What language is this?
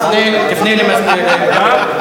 Hebrew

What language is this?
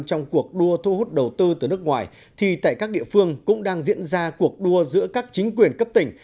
Vietnamese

